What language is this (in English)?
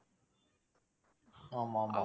Tamil